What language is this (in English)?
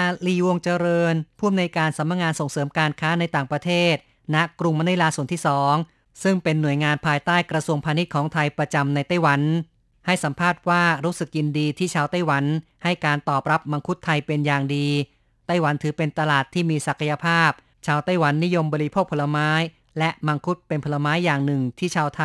Thai